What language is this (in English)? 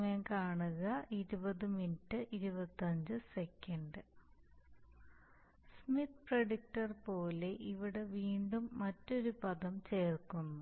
Malayalam